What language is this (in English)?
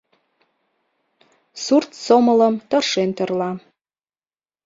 Mari